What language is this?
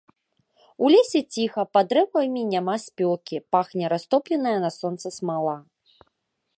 Belarusian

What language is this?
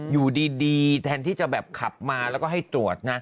Thai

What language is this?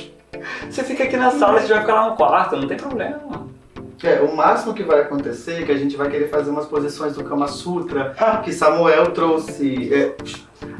Portuguese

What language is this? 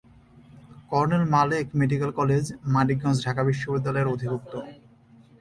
Bangla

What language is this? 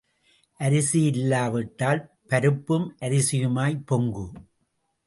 Tamil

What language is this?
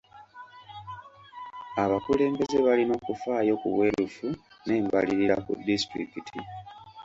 Ganda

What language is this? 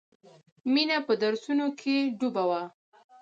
Pashto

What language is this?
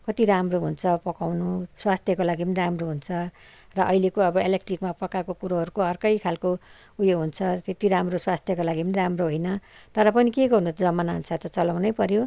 Nepali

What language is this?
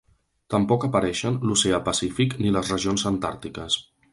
Catalan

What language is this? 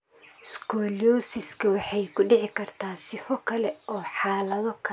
Somali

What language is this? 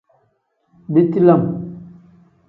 Tem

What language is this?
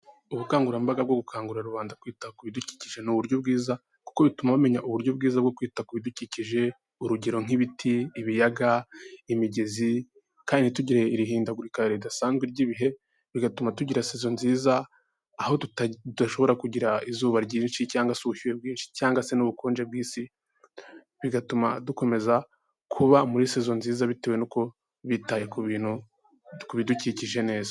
Kinyarwanda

